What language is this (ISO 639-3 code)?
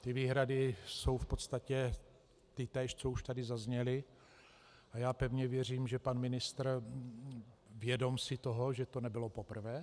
ces